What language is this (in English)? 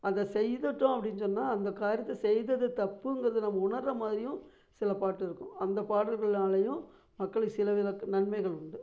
Tamil